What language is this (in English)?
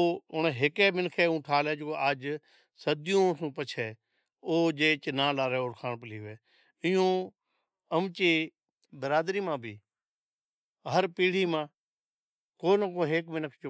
Od